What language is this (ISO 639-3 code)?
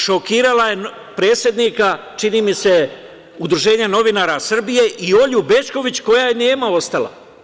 srp